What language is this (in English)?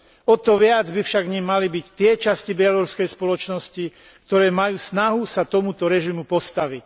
Slovak